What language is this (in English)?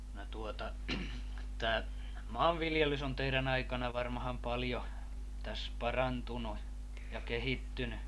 Finnish